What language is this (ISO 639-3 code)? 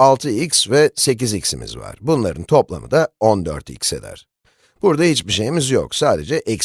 tur